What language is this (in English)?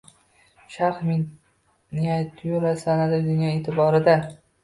Uzbek